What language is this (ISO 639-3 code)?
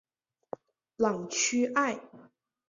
zho